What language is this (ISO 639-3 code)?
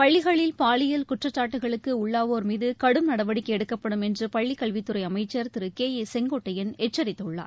tam